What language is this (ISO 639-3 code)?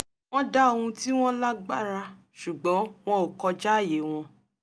yor